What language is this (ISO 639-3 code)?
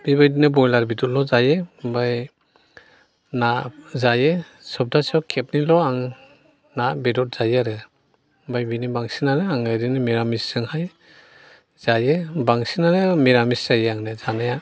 brx